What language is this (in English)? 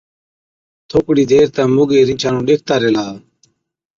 Od